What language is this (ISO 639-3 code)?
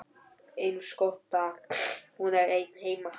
isl